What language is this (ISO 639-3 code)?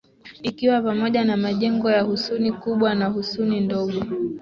swa